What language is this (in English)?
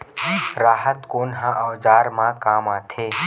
Chhattisgarhi